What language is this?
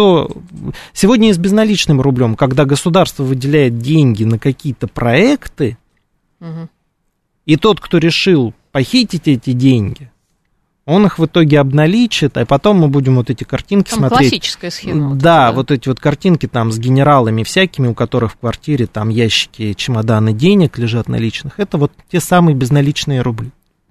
Russian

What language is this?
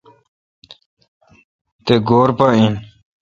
Kalkoti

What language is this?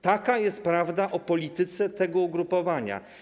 Polish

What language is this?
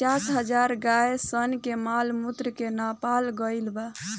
Bhojpuri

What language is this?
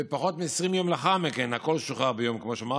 Hebrew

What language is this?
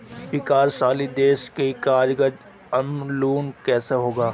Hindi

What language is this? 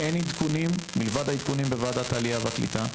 Hebrew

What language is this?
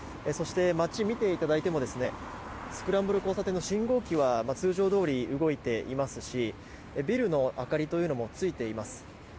Japanese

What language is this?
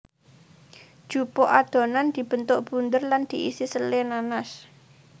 Javanese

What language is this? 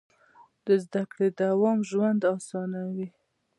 Pashto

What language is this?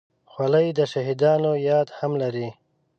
Pashto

